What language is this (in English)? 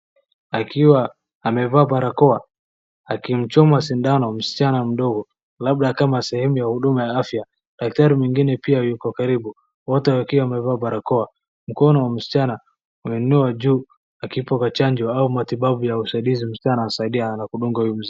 Swahili